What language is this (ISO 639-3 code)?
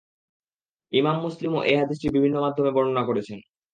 ben